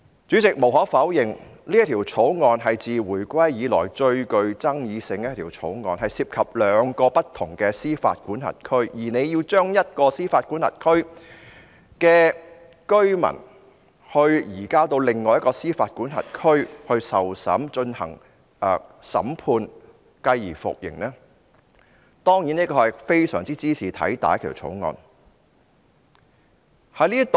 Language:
Cantonese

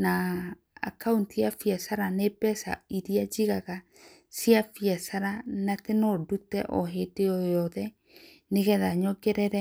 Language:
Kikuyu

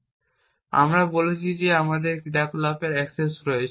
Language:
Bangla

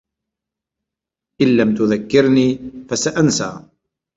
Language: Arabic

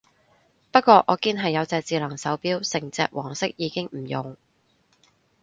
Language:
Cantonese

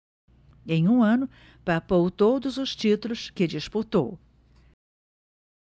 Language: Portuguese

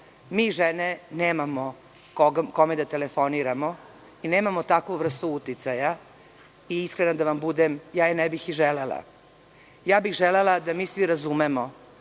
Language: Serbian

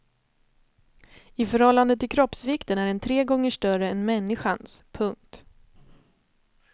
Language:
Swedish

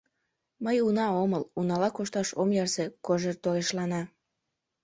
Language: Mari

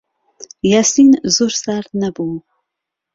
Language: Central Kurdish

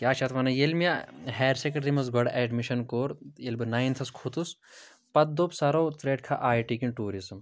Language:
Kashmiri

